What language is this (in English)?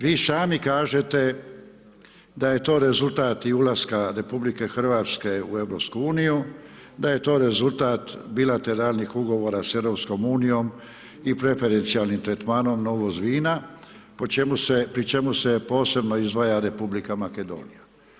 Croatian